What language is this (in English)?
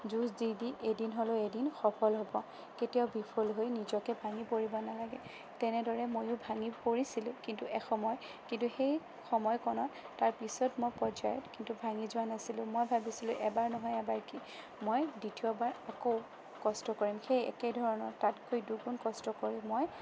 Assamese